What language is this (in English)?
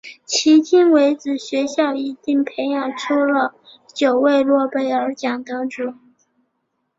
Chinese